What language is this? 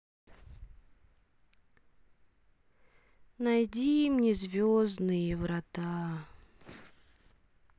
Russian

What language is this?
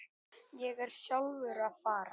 Icelandic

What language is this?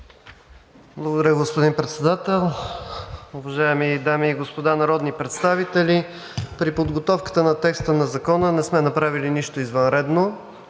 Bulgarian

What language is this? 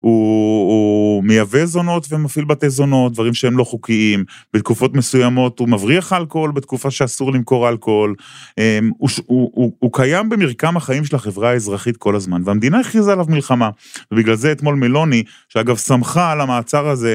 Hebrew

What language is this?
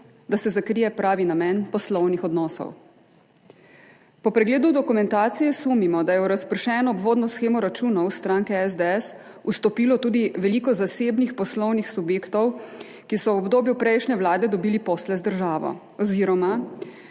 Slovenian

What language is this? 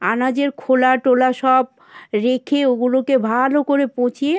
Bangla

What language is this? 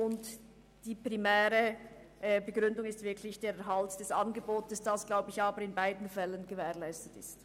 Swiss German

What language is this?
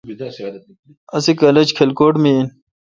Kalkoti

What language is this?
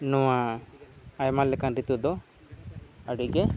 Santali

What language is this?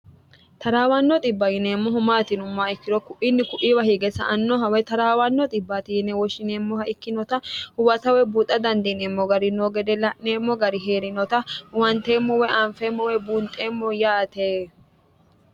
Sidamo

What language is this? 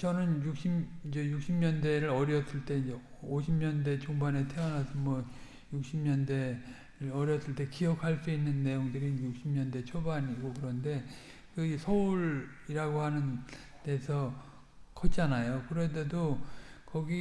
Korean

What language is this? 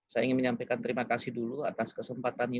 Indonesian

